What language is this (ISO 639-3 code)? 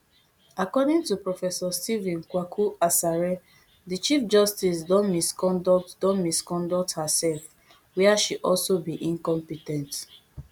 pcm